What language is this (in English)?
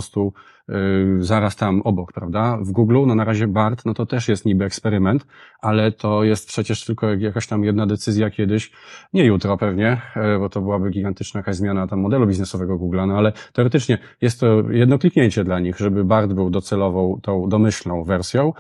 Polish